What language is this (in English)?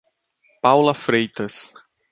Portuguese